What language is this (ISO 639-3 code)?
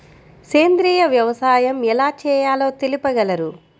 tel